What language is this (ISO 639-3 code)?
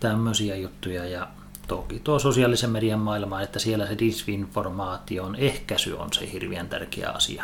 fin